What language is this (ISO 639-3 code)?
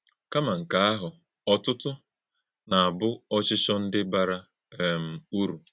ibo